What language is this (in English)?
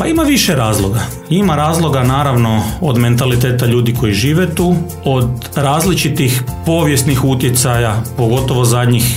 Croatian